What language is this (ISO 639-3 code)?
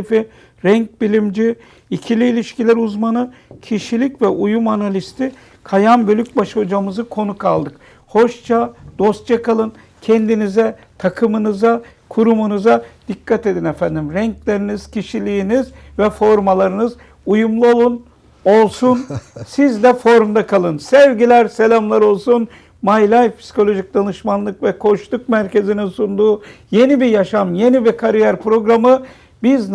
tur